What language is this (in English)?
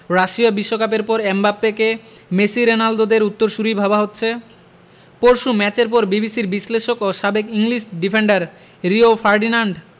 Bangla